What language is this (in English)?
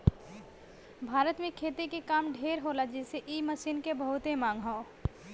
Bhojpuri